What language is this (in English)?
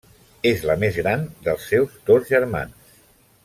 Catalan